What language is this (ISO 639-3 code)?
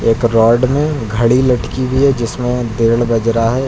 hin